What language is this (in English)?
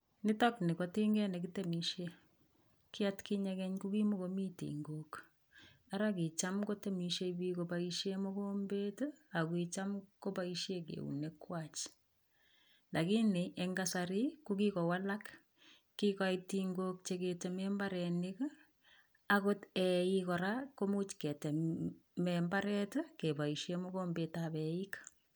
Kalenjin